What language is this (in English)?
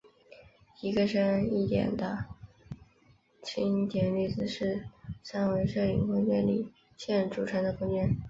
Chinese